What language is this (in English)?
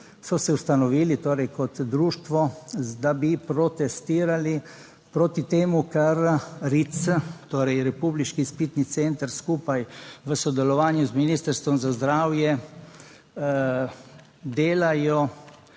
Slovenian